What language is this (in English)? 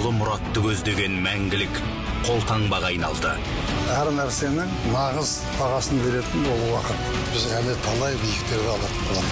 Russian